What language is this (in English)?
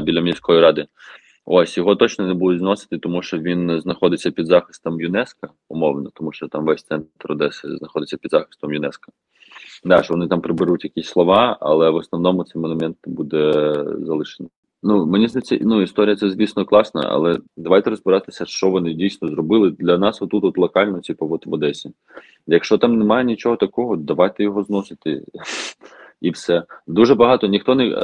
Ukrainian